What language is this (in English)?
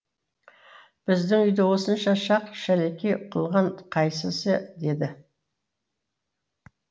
Kazakh